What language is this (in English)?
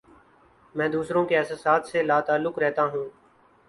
Urdu